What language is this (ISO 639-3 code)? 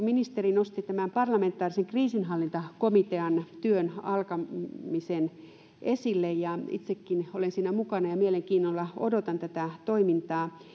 fin